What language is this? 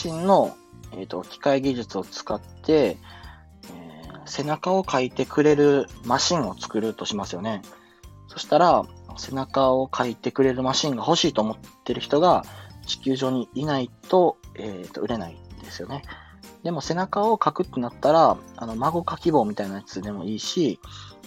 Japanese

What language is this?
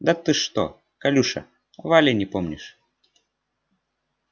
Russian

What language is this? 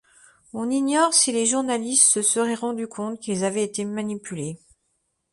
French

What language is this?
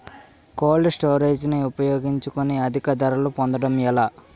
Telugu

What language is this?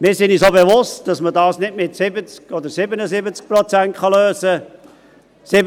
Swiss German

